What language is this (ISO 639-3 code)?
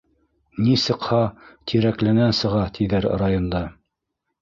bak